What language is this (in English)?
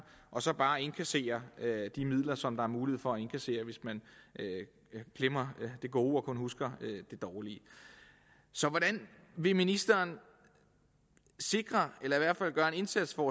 Danish